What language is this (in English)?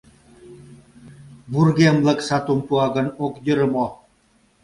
Mari